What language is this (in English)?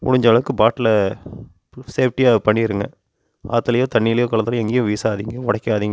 Tamil